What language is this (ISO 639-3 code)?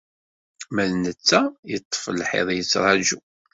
kab